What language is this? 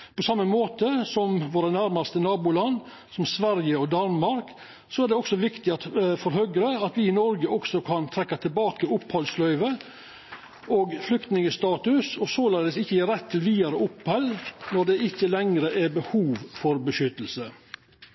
Norwegian Nynorsk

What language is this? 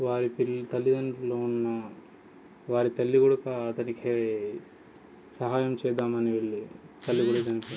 Telugu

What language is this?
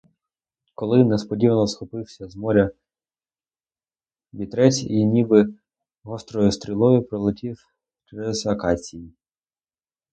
Ukrainian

